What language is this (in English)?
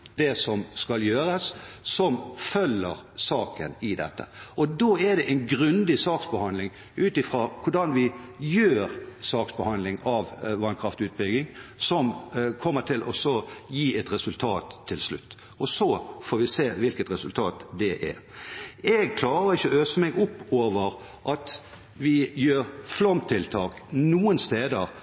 Norwegian Bokmål